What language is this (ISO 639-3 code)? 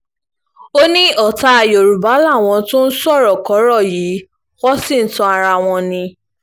yor